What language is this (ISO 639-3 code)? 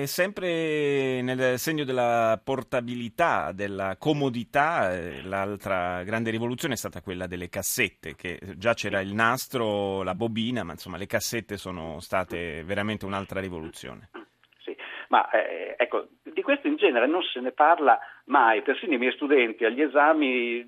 ita